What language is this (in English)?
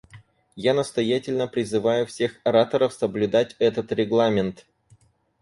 Russian